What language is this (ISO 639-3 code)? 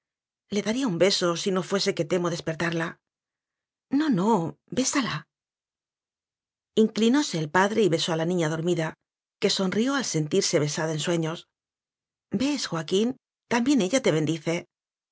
spa